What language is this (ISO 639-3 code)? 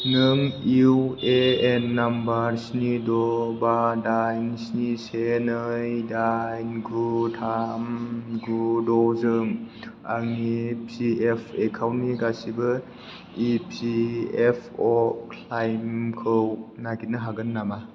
brx